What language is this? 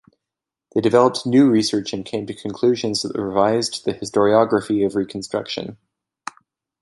English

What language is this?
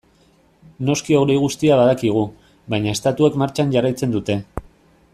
Basque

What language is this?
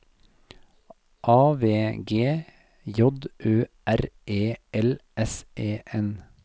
Norwegian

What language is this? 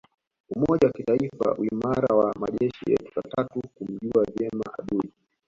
Swahili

